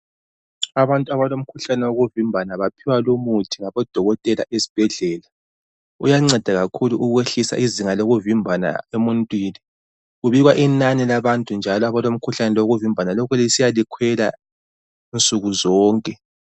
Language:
North Ndebele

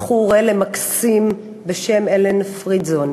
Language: Hebrew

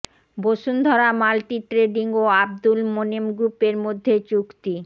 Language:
Bangla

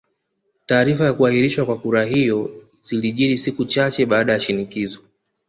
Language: Swahili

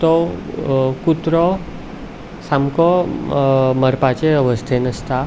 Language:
Konkani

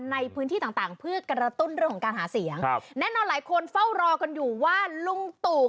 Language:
Thai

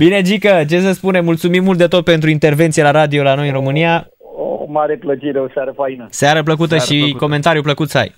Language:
Romanian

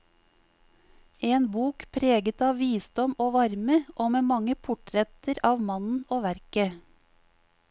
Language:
Norwegian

